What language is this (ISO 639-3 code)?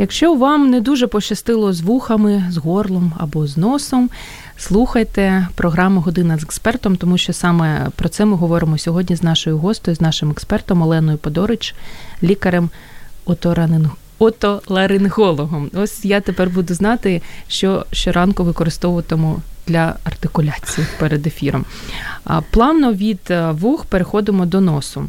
ukr